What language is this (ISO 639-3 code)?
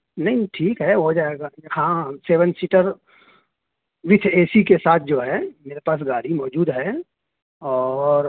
urd